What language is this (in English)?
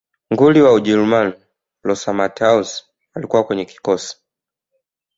Swahili